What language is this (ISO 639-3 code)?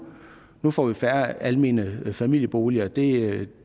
dan